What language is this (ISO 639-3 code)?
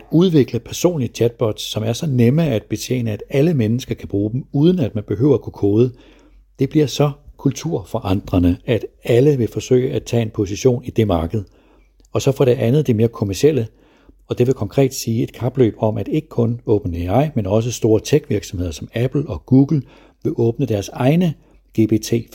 dan